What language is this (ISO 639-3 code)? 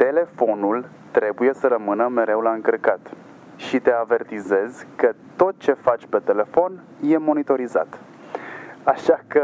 ron